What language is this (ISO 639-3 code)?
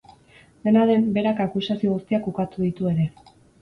eus